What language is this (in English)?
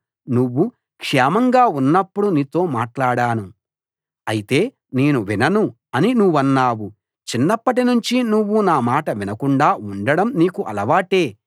Telugu